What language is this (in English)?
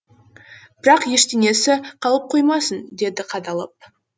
Kazakh